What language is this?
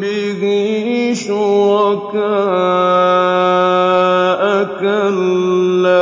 Arabic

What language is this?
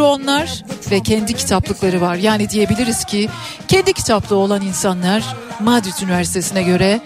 Turkish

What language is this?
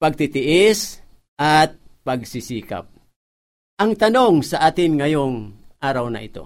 Filipino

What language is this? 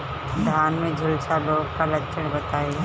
Bhojpuri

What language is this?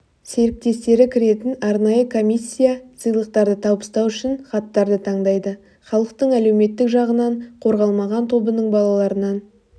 Kazakh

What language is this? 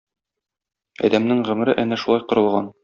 Tatar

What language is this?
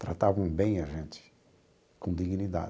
Portuguese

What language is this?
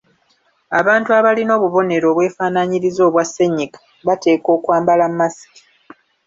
Ganda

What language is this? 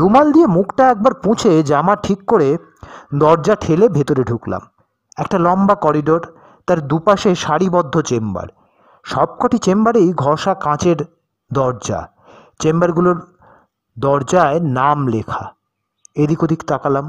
Bangla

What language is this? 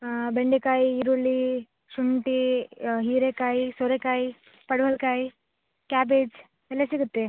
Kannada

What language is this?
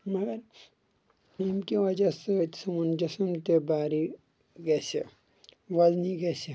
Kashmiri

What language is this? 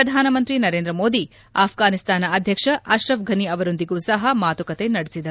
Kannada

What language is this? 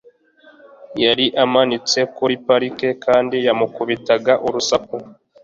Kinyarwanda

